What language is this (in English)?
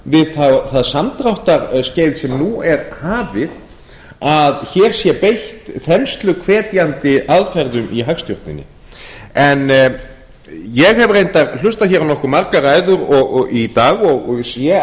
Icelandic